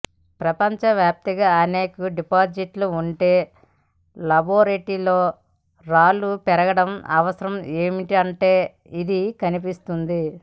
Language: Telugu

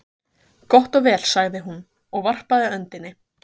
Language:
Icelandic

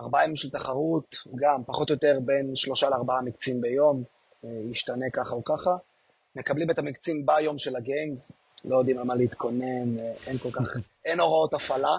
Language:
Hebrew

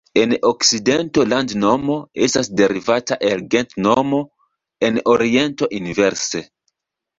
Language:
Esperanto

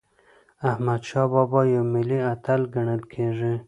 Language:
Pashto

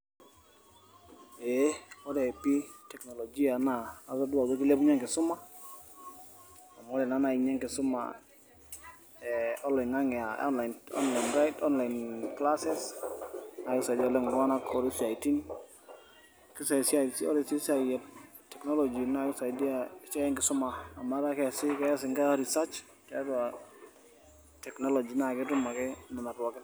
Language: Masai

